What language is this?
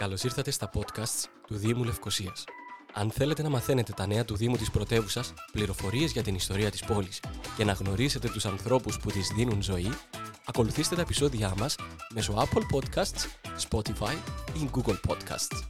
Greek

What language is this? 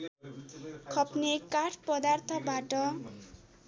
Nepali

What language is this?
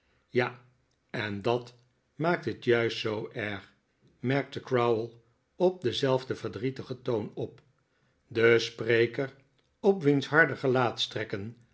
Dutch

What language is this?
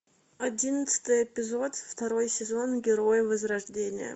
Russian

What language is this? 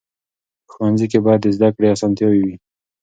Pashto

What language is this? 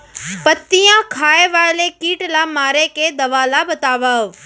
Chhattisgarhi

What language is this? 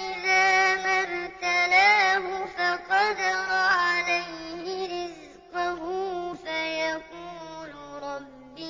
Arabic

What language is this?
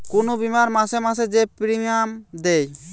Bangla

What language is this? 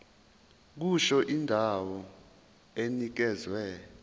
Zulu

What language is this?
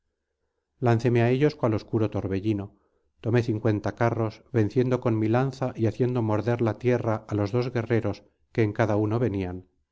Spanish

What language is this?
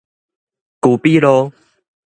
Min Nan Chinese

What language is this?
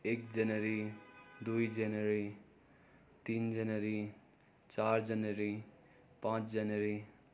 Nepali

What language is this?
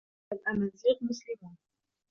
Arabic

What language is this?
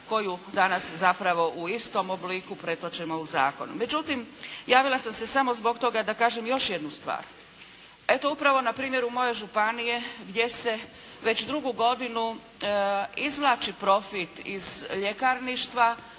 Croatian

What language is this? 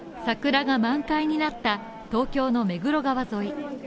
Japanese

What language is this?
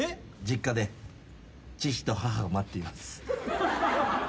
Japanese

